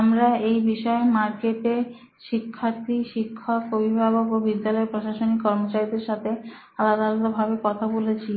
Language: Bangla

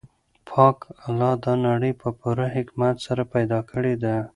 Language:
Pashto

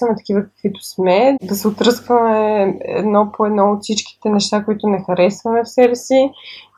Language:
Bulgarian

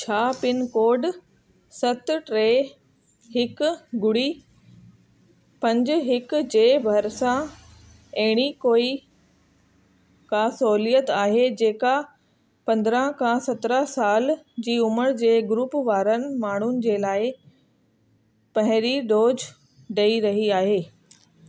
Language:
Sindhi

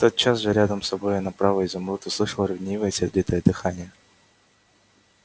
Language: Russian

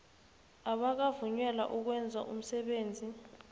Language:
South Ndebele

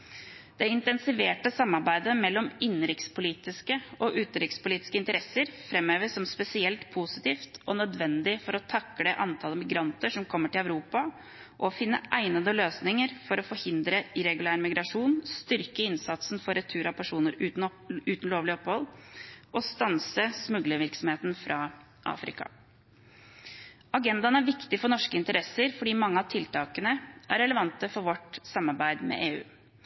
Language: Norwegian Bokmål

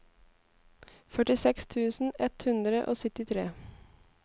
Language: Norwegian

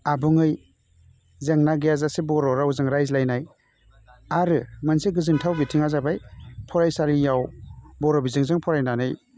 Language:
Bodo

